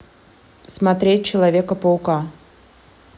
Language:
Russian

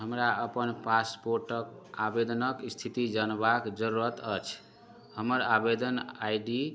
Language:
Maithili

